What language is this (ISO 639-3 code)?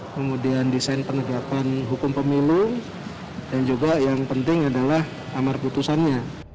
ind